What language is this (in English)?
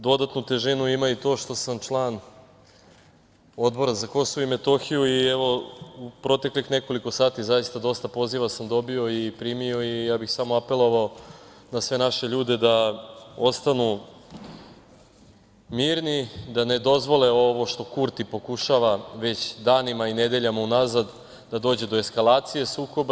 Serbian